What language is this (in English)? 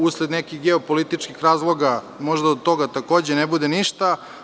Serbian